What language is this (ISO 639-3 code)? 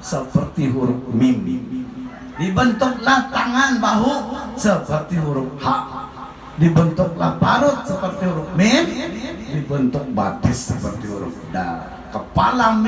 ind